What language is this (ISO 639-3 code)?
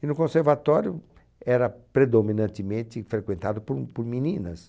por